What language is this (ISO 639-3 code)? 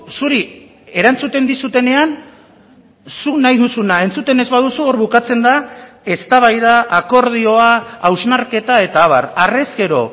eus